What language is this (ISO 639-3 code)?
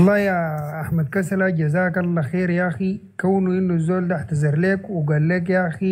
ara